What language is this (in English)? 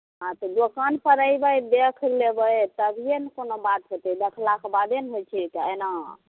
Maithili